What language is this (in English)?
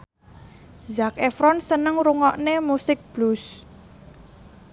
Javanese